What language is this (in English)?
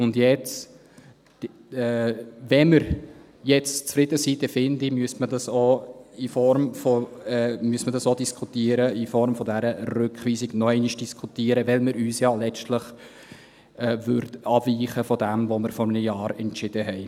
Swiss German